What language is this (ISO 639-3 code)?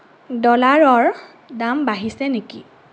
asm